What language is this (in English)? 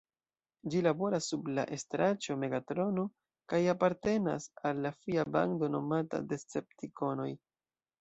Esperanto